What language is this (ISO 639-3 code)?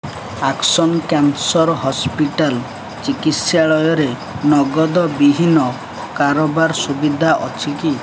ori